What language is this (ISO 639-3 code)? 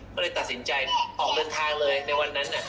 tha